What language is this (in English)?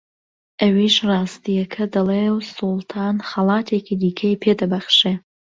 Central Kurdish